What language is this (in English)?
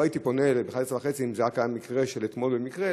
Hebrew